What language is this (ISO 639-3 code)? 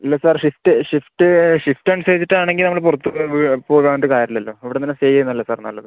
mal